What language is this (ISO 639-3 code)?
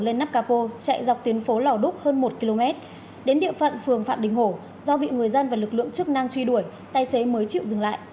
vie